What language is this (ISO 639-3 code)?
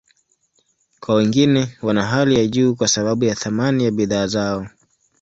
swa